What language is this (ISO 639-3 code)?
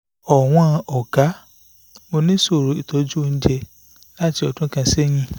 yor